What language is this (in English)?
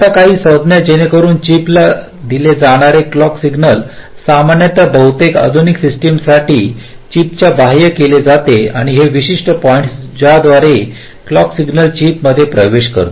Marathi